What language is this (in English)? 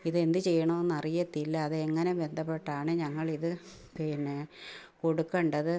Malayalam